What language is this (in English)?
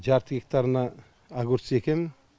Kazakh